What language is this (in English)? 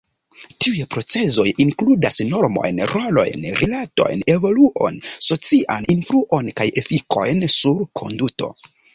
Esperanto